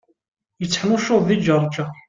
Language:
Kabyle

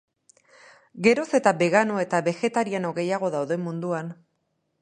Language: Basque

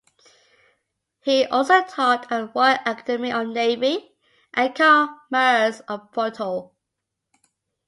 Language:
English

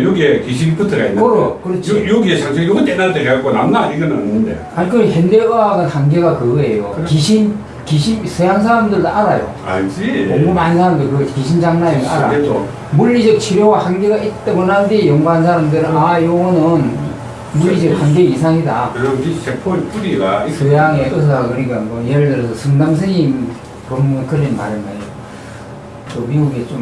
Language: Korean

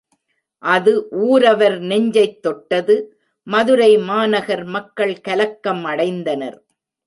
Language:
Tamil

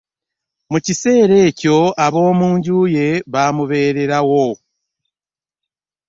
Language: Ganda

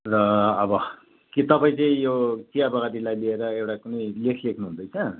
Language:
Nepali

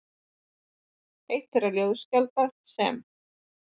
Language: Icelandic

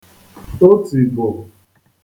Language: Igbo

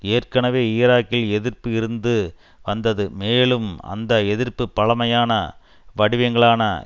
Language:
Tamil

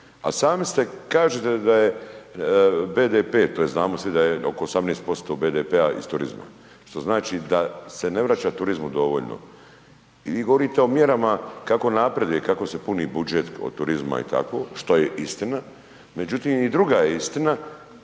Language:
Croatian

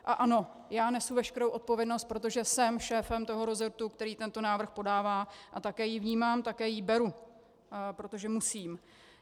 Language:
Czech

